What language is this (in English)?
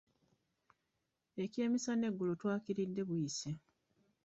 Ganda